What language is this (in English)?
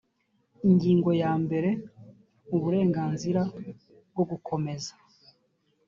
Kinyarwanda